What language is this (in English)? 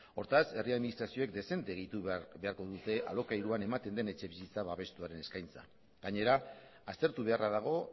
Basque